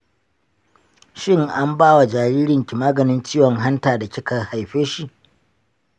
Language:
Hausa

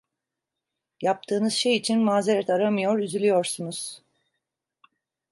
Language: Turkish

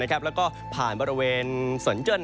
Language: Thai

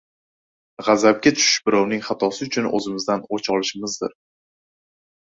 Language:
Uzbek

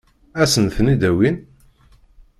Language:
Kabyle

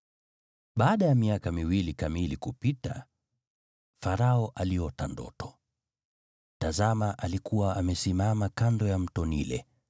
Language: Swahili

